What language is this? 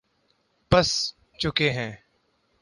Urdu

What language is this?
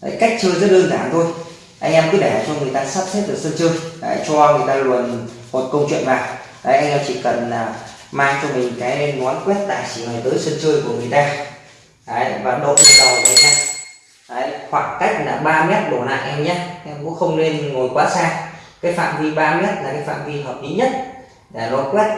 Vietnamese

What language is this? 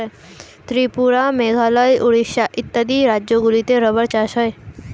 Bangla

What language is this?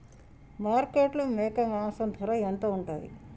Telugu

